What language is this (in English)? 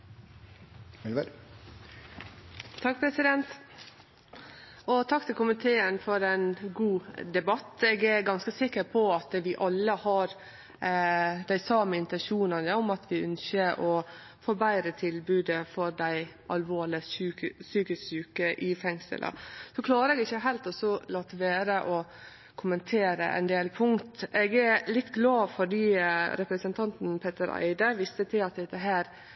Norwegian Nynorsk